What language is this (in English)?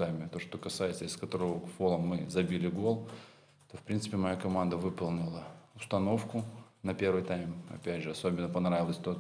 Russian